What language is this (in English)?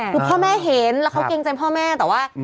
Thai